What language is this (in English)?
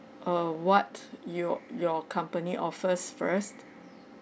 English